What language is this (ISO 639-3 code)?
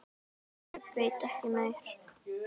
isl